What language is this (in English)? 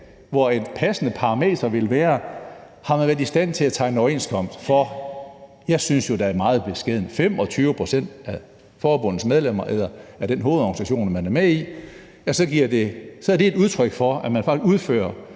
Danish